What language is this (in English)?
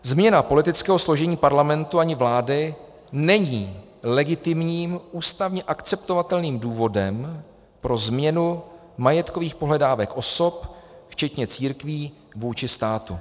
Czech